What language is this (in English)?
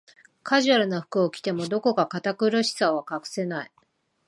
Japanese